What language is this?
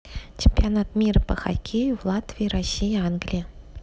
Russian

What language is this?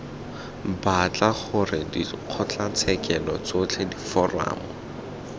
Tswana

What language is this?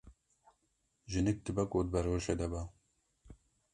Kurdish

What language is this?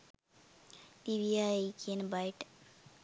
Sinhala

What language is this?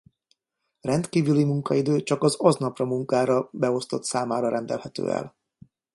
Hungarian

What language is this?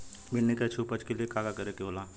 Bhojpuri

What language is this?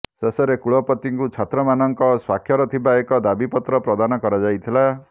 Odia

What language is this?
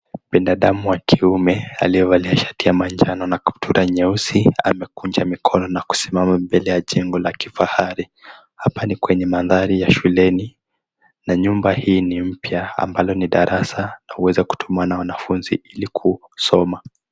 Swahili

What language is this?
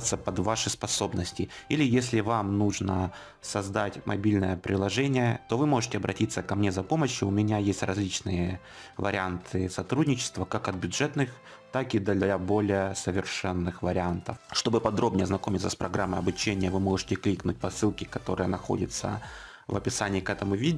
Russian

